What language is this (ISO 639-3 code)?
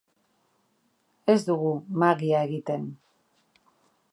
eus